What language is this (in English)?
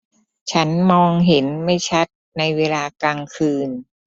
Thai